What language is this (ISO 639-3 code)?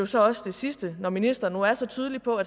dan